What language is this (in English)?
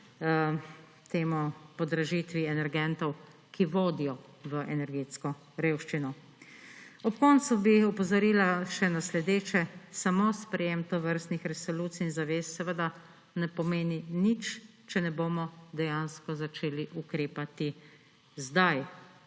Slovenian